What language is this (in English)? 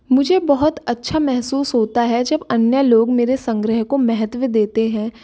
Hindi